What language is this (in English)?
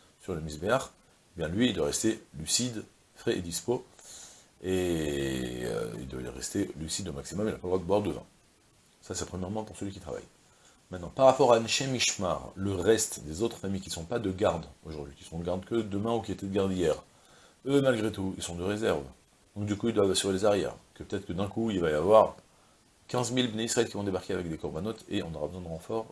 French